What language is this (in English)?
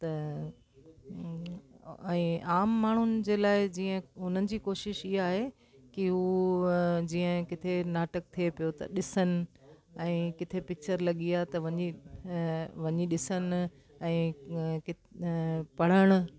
Sindhi